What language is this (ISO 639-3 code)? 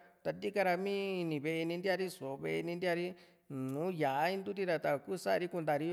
vmc